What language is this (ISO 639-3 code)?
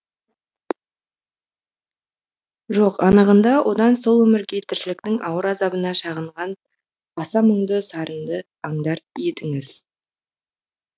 kaz